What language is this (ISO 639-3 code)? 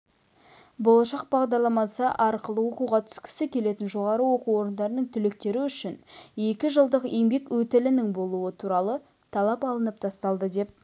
kaz